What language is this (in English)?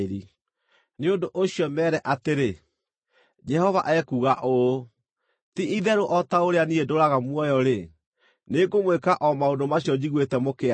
Kikuyu